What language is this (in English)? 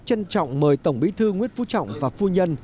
Vietnamese